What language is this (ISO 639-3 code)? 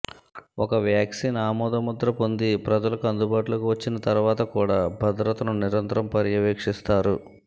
tel